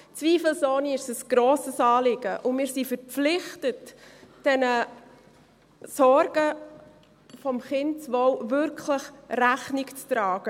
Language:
Swiss German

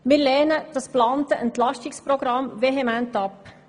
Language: Swiss German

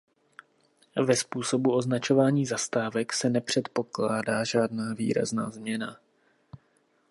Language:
Czech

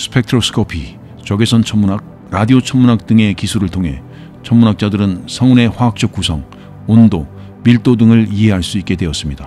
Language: Korean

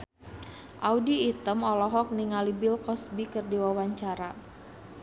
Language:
Sundanese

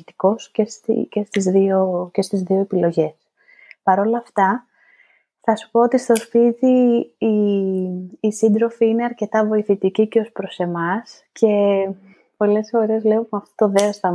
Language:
Greek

